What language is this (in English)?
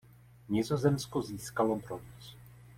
Czech